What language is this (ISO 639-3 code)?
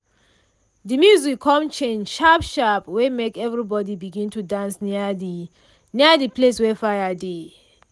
pcm